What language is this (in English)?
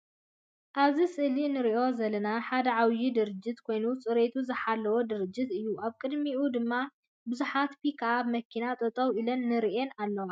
Tigrinya